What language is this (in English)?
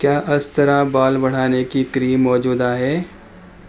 Urdu